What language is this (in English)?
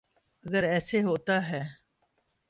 Urdu